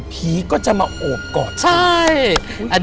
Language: Thai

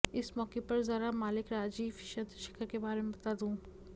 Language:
Hindi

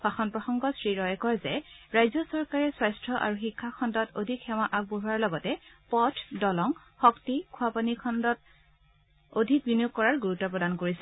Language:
Assamese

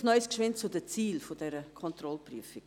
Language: Swiss German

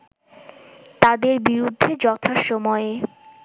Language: Bangla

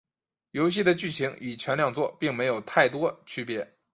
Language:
Chinese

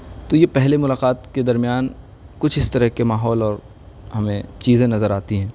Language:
Urdu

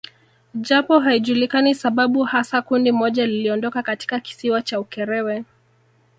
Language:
Swahili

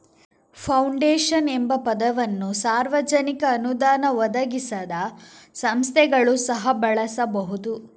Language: Kannada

